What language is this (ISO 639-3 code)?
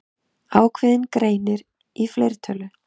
isl